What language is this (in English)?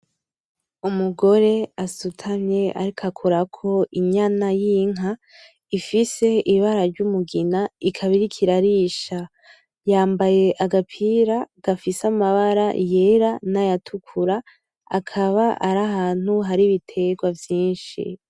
Rundi